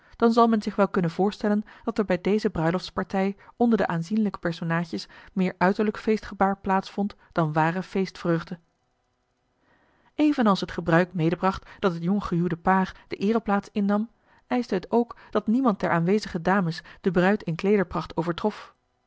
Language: Dutch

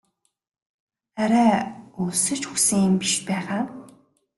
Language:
Mongolian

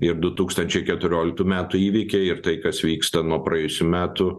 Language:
Lithuanian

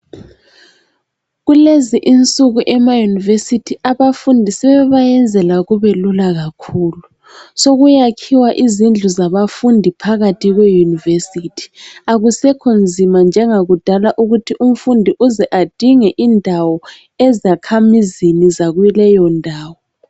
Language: North Ndebele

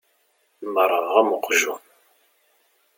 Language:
Kabyle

